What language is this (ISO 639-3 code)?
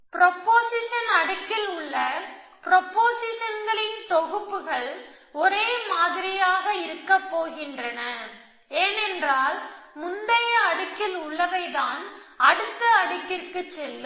tam